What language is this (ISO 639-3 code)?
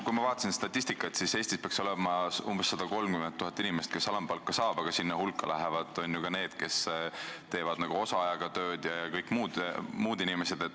est